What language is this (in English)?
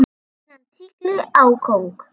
Icelandic